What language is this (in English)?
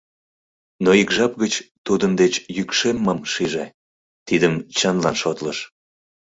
Mari